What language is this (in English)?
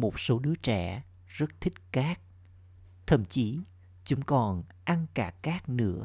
Vietnamese